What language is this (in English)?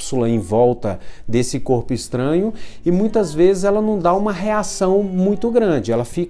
Portuguese